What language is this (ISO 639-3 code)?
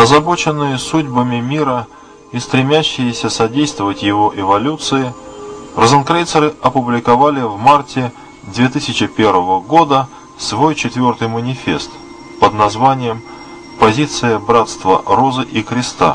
rus